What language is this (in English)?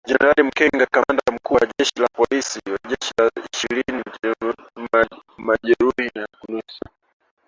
Swahili